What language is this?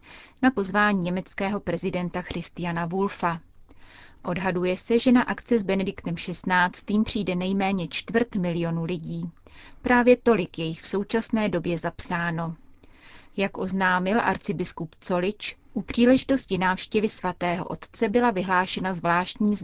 Czech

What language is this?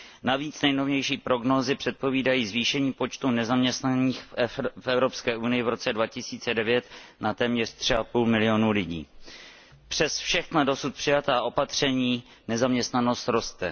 Czech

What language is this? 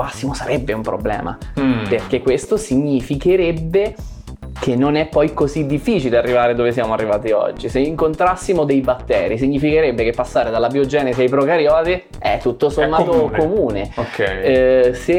Italian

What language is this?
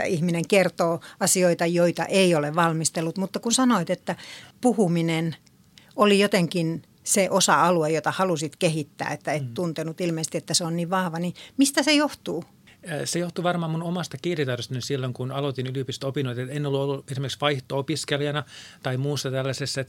Finnish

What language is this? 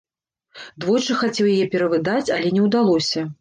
Belarusian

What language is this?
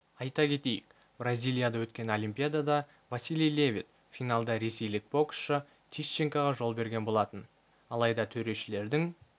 Kazakh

